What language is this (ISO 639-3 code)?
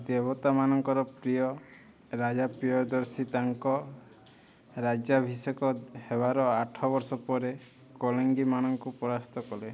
ori